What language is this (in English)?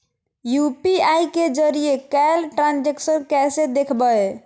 Magahi